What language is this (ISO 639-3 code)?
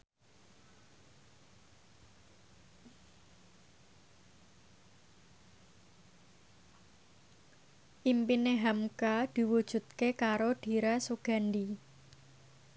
jav